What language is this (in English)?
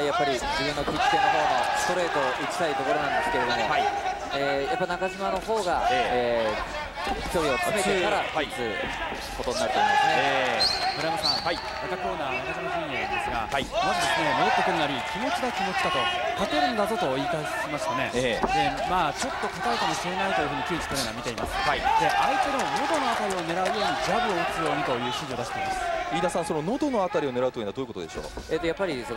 Japanese